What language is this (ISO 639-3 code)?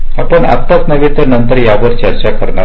mar